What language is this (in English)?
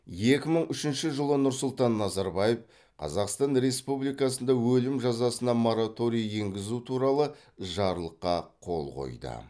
Kazakh